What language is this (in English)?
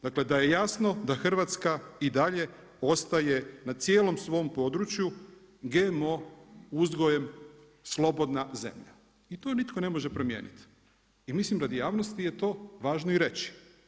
Croatian